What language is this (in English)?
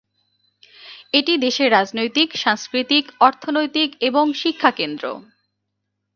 Bangla